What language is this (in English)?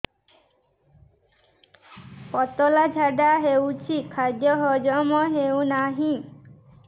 Odia